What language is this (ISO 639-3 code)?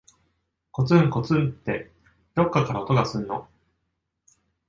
jpn